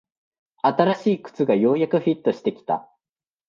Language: Japanese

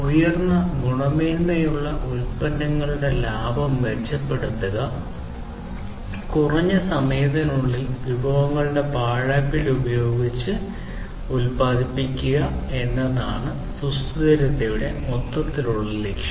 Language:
Malayalam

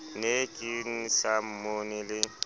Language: Southern Sotho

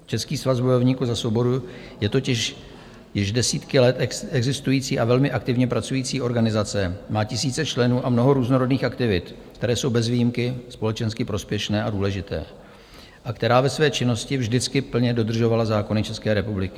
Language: Czech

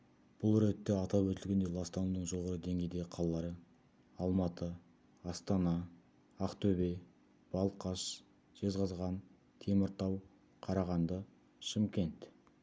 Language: Kazakh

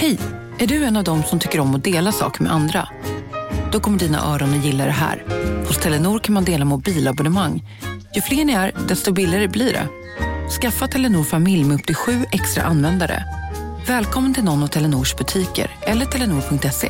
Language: Swedish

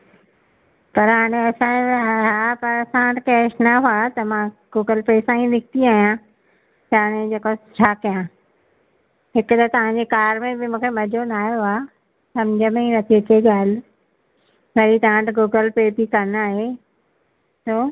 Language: Sindhi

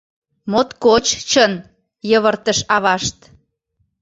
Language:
Mari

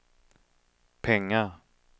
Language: Swedish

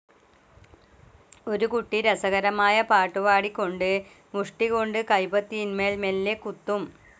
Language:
Malayalam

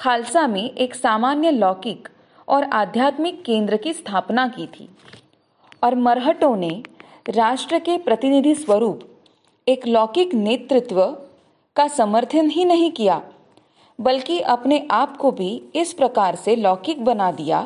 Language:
Hindi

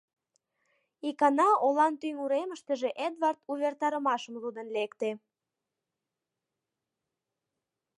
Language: Mari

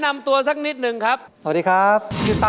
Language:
Thai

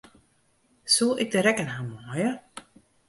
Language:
Western Frisian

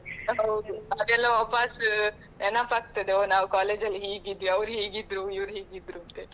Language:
Kannada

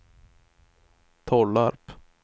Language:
Swedish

